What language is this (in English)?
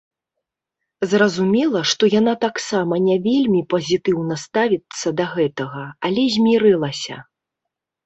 Belarusian